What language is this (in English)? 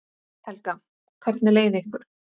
Icelandic